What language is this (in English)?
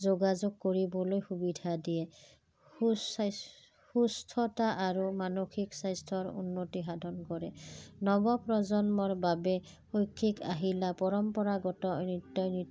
Assamese